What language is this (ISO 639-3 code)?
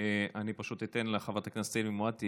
heb